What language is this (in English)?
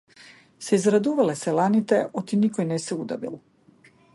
Macedonian